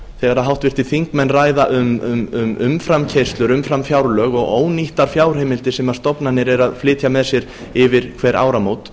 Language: Icelandic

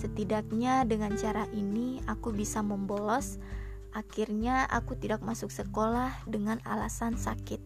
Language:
Indonesian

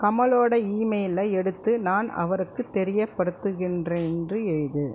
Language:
Tamil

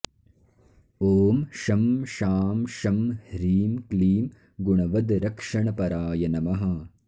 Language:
Sanskrit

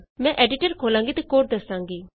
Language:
Punjabi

